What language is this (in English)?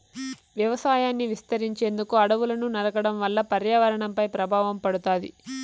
Telugu